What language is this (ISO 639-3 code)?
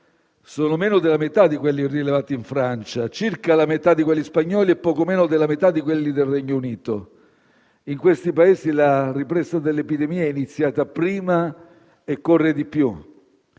ita